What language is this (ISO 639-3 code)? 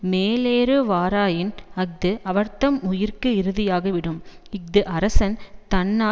tam